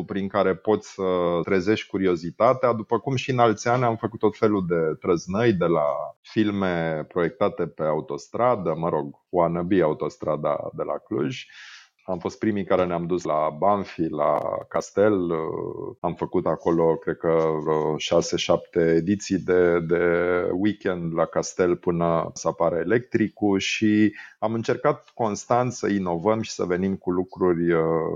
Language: Romanian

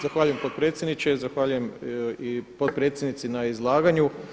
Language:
Croatian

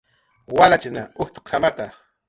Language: Jaqaru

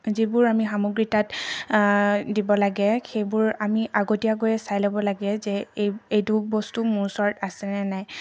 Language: Assamese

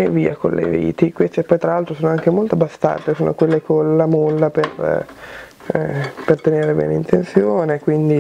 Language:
Italian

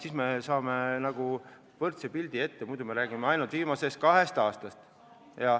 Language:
Estonian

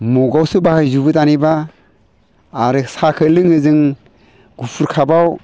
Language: Bodo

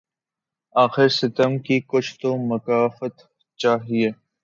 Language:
Urdu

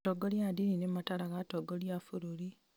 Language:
Kikuyu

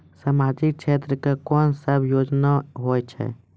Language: Maithili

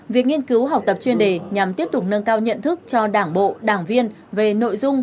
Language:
Vietnamese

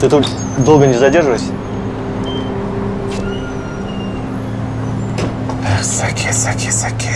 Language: Russian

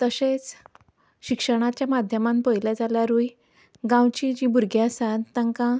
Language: Konkani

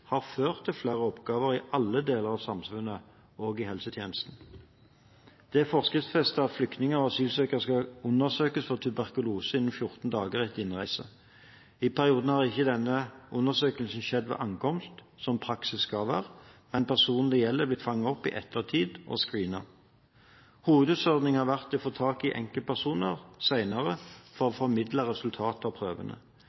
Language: Norwegian Bokmål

